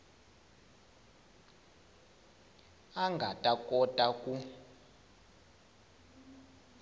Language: Tsonga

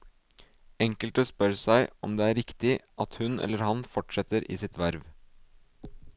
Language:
Norwegian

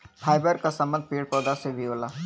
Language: Bhojpuri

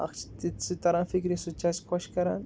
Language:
Kashmiri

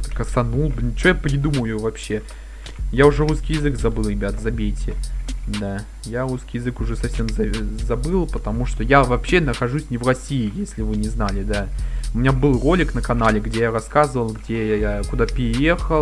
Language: Russian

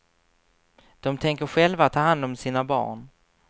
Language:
Swedish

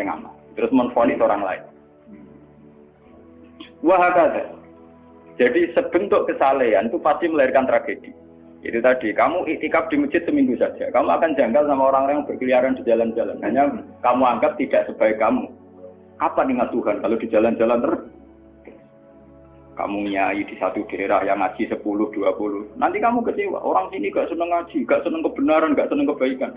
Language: Indonesian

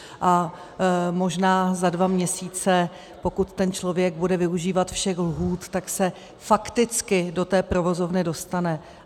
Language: Czech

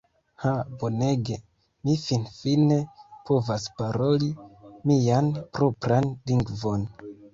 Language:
Esperanto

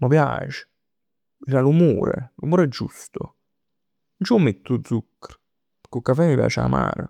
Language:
Neapolitan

